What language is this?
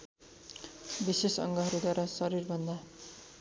Nepali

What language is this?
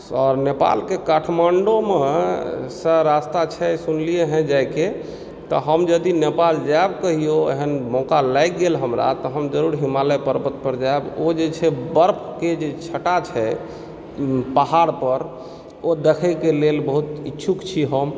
Maithili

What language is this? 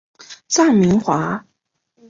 Chinese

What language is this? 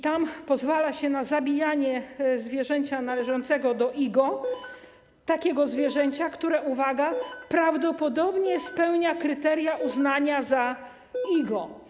Polish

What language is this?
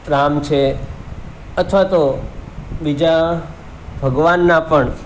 Gujarati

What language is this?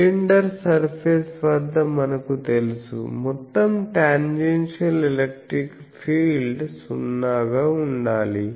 Telugu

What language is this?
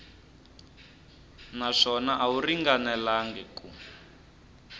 Tsonga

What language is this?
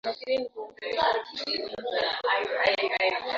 Swahili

